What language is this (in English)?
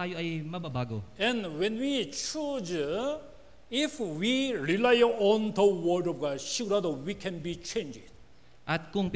Filipino